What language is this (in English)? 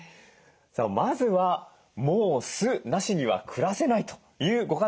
Japanese